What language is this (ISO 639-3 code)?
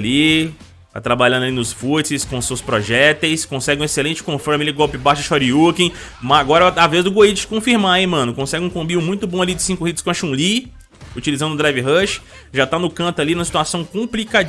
por